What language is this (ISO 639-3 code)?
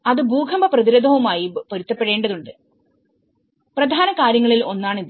mal